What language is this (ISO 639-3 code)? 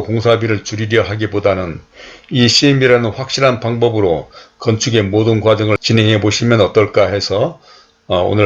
kor